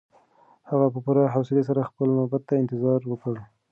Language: Pashto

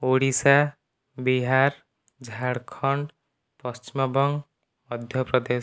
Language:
Odia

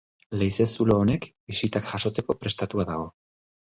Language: Basque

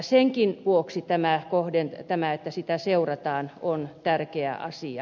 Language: Finnish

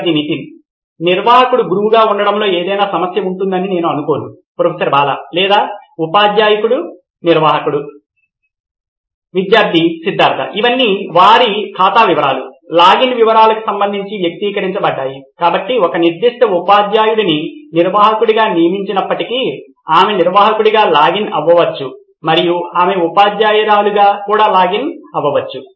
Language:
Telugu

